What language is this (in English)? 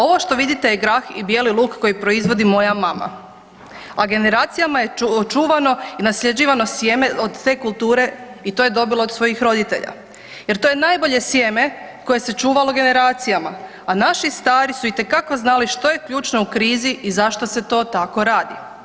Croatian